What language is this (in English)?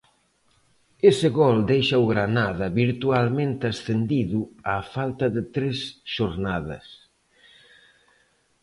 Galician